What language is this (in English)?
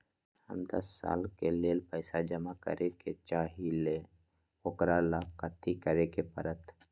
Magahi